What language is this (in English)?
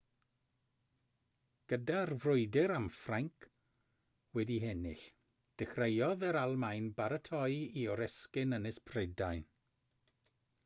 Welsh